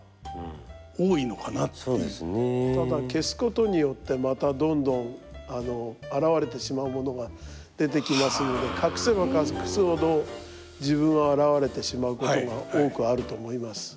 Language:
Japanese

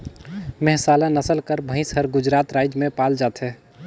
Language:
Chhattisgarhi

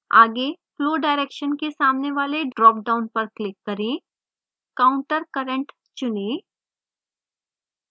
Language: Hindi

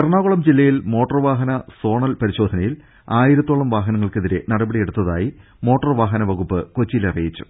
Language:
Malayalam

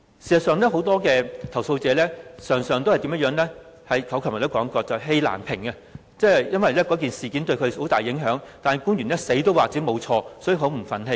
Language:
Cantonese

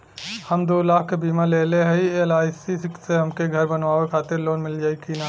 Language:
Bhojpuri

